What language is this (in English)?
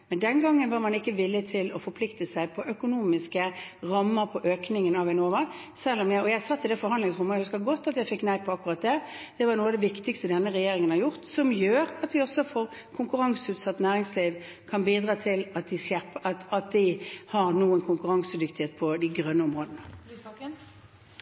Norwegian